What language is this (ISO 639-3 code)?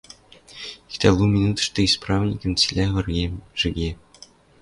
mrj